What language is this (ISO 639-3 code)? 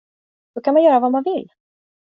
swe